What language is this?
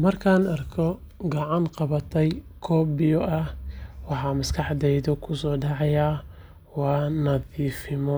Somali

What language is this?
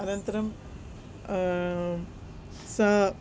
Sanskrit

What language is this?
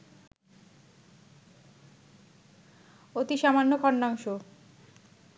Bangla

